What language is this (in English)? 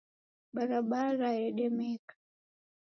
Taita